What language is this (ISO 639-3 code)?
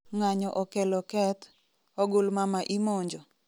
luo